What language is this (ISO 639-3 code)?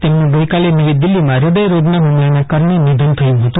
guj